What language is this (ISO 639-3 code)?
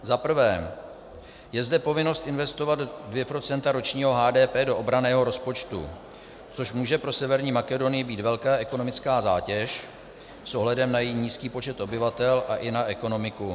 ces